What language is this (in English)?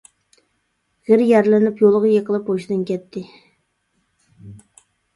Uyghur